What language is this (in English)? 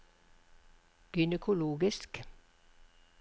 Norwegian